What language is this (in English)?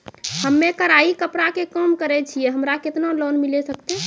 Maithili